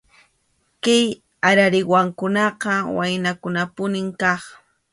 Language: Arequipa-La Unión Quechua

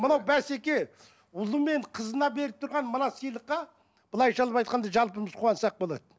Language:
Kazakh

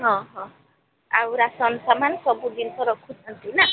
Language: Odia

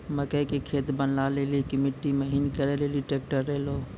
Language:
Maithili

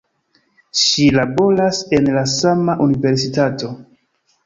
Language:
Esperanto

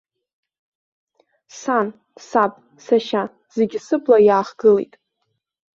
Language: Abkhazian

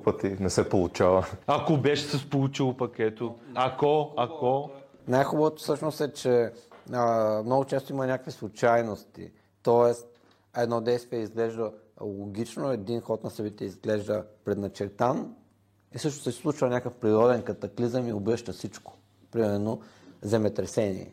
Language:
Bulgarian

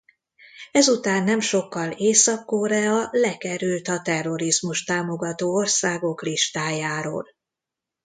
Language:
Hungarian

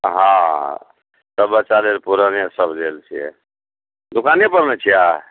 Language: Maithili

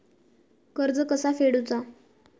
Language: Marathi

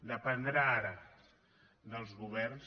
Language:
Catalan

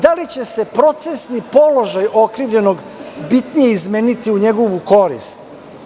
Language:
Serbian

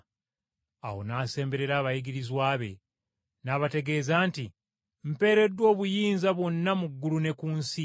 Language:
Ganda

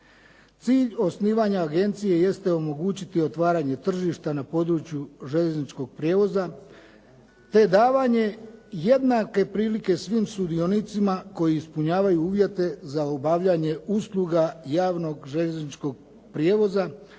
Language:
Croatian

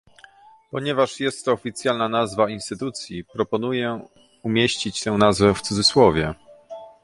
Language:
Polish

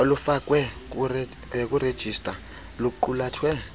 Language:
Xhosa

